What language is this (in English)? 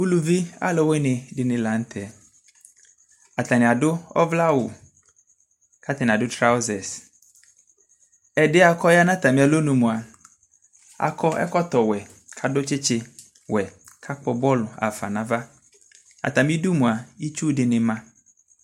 Ikposo